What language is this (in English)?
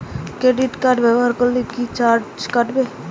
Bangla